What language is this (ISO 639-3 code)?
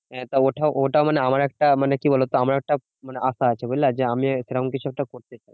ben